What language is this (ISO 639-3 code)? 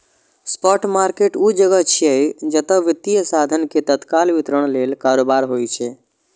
mai